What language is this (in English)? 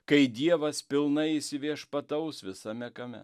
Lithuanian